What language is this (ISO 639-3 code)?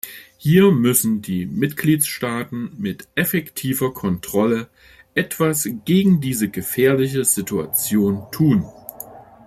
deu